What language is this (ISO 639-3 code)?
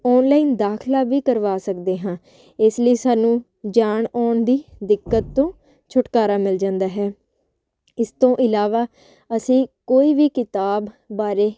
pan